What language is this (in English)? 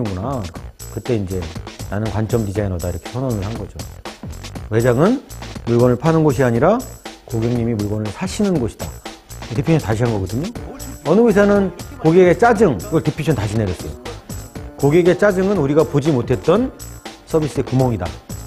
Korean